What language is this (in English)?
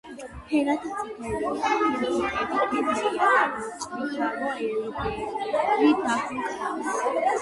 Georgian